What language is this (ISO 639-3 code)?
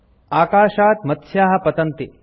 san